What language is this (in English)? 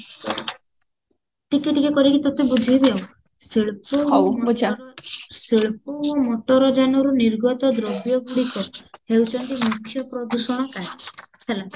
Odia